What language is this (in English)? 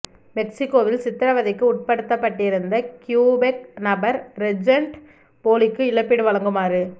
Tamil